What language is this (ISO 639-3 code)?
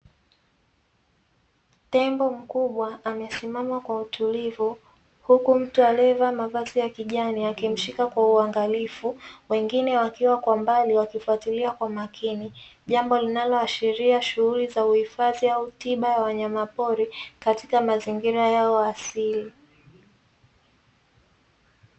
swa